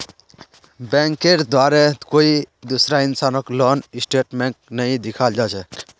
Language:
Magahi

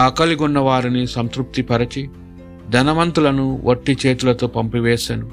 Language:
Telugu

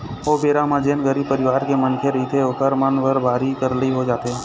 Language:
Chhattisgarhi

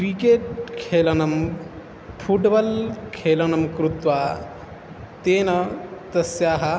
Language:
Sanskrit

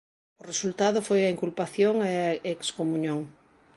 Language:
Galician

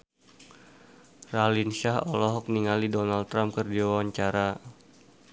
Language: Sundanese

